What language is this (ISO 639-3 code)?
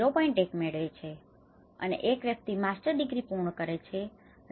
guj